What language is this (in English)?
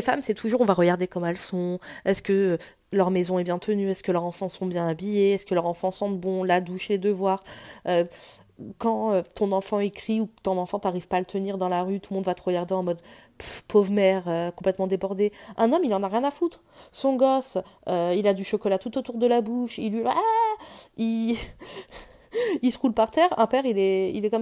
French